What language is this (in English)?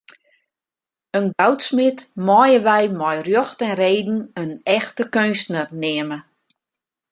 Western Frisian